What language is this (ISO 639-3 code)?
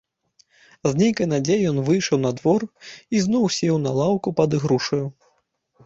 bel